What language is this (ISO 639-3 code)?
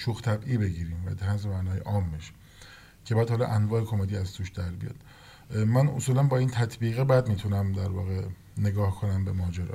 fas